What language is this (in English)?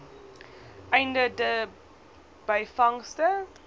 Afrikaans